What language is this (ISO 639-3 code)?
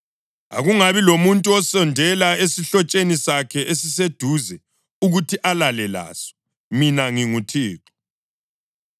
nde